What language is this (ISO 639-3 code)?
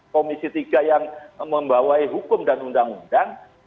ind